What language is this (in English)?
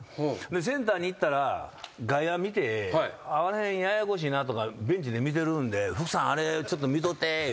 Japanese